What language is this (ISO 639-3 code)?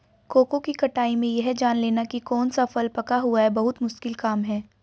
hin